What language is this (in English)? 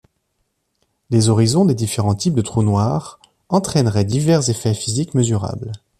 French